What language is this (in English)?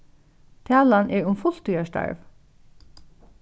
Faroese